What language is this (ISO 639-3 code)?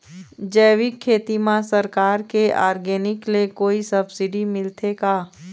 hne